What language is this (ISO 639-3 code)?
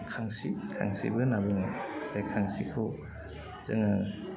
brx